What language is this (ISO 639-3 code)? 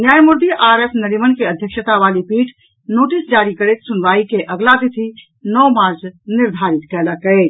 mai